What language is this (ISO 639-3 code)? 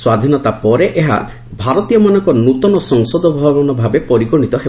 ori